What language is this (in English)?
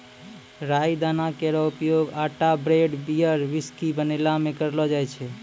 Maithili